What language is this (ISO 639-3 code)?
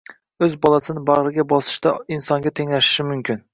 uzb